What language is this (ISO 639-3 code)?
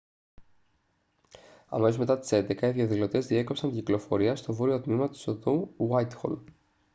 ell